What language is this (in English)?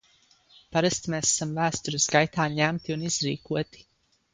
Latvian